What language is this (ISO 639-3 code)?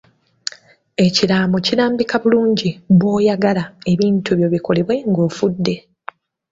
lug